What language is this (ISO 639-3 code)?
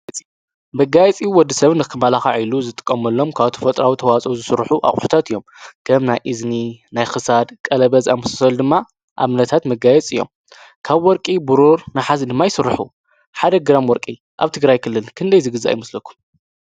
tir